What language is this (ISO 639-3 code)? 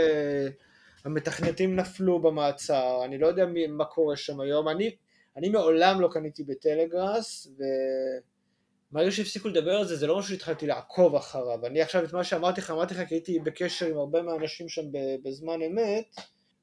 heb